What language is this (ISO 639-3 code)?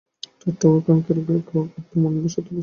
ben